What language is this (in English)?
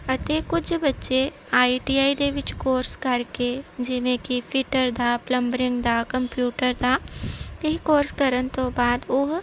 Punjabi